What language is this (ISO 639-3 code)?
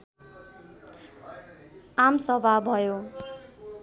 nep